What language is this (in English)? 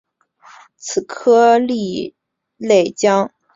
Chinese